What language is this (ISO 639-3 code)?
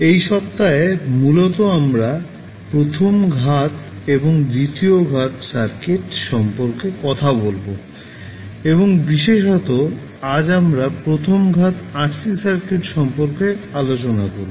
ben